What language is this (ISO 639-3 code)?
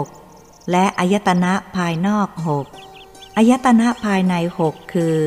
tha